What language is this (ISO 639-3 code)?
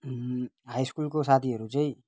nep